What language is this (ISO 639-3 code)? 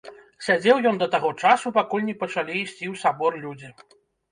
bel